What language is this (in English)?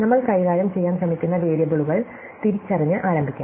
Malayalam